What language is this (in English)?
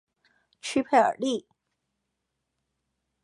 Chinese